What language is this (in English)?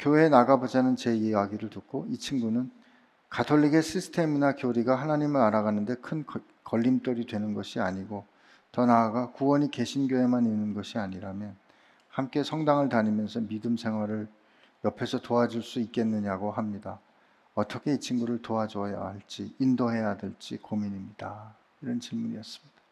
Korean